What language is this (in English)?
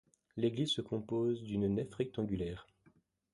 French